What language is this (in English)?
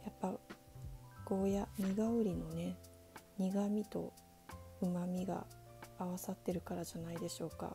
Japanese